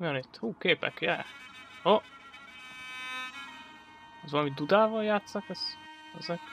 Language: Hungarian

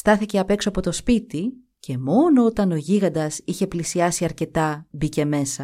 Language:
Greek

